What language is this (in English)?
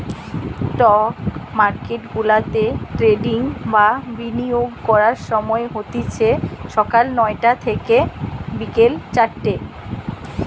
Bangla